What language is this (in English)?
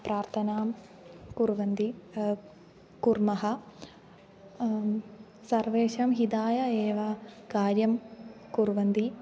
Sanskrit